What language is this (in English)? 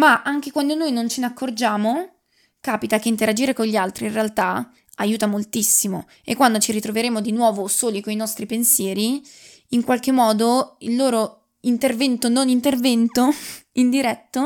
Italian